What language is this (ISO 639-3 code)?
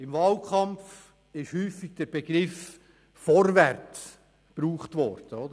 gsw